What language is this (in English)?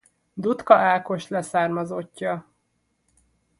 Hungarian